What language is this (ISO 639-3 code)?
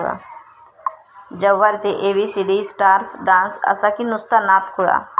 mar